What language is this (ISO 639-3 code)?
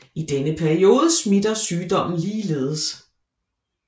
dan